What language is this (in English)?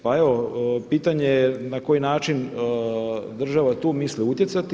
Croatian